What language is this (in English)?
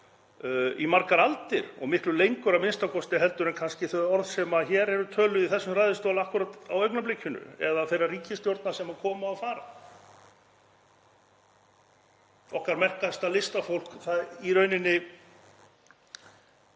Icelandic